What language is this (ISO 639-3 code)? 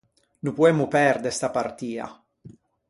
lij